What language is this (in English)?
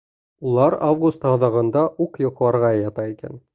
Bashkir